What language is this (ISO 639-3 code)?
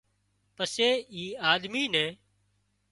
kxp